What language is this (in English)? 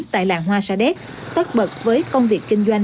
Vietnamese